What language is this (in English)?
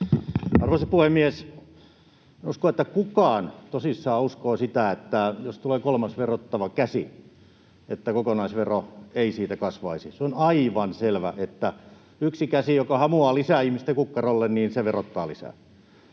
Finnish